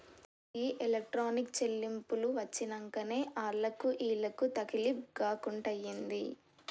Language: Telugu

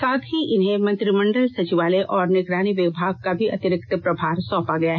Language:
Hindi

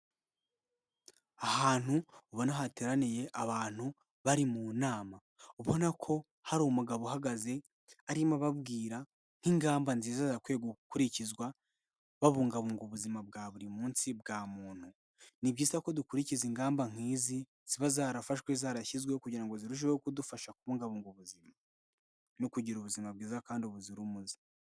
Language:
Kinyarwanda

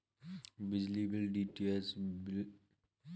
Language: Hindi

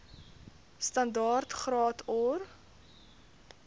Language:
Afrikaans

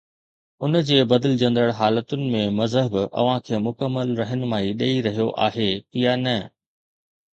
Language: Sindhi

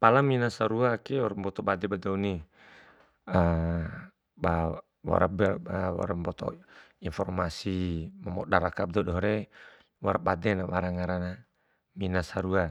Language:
Bima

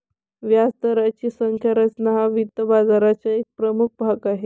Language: Marathi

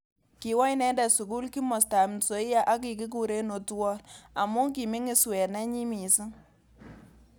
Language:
Kalenjin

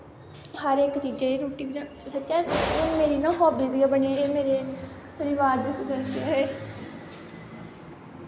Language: Dogri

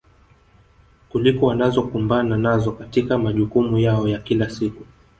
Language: Swahili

